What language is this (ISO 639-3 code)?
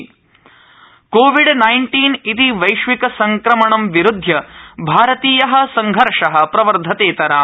san